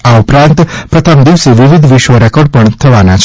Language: Gujarati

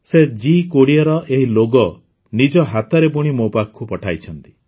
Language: Odia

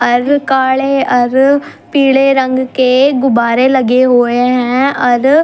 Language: Haryanvi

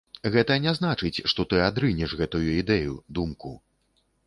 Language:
Belarusian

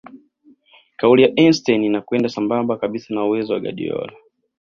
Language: Swahili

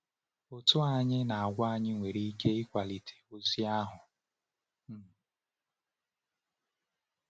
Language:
Igbo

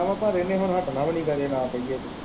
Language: Punjabi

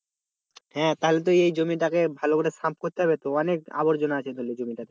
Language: Bangla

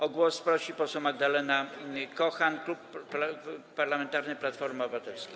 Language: Polish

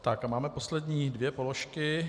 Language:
Czech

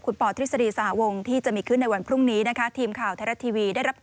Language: Thai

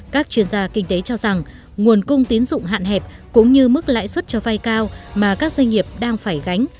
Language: Vietnamese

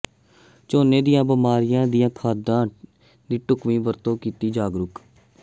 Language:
Punjabi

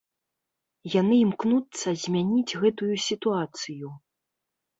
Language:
Belarusian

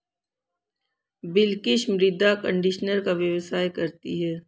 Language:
Hindi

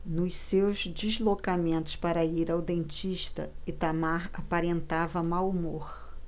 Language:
Portuguese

